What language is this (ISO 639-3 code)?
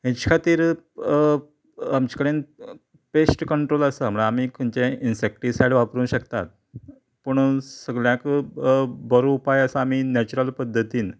kok